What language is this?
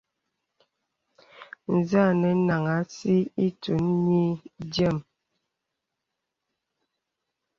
Bebele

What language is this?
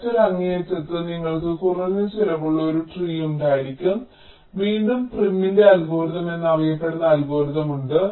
Malayalam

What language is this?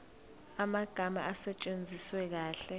Zulu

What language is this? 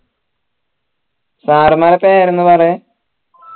Malayalam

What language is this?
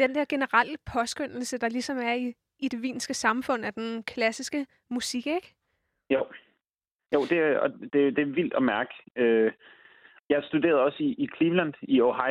Danish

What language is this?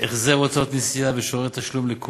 Hebrew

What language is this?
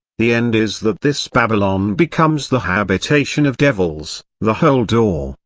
English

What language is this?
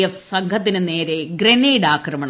Malayalam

